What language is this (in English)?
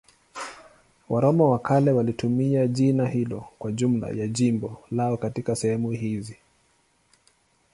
Swahili